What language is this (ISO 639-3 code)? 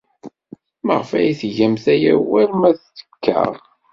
kab